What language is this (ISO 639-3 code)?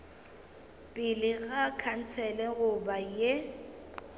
nso